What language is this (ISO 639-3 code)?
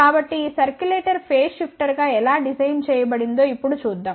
tel